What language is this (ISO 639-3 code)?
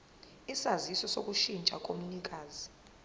zul